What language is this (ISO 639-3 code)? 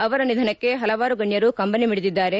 kan